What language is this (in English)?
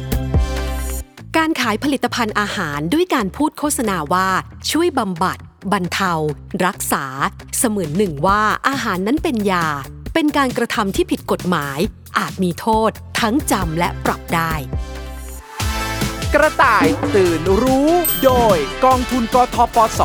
Thai